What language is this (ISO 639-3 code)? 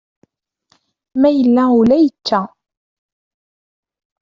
kab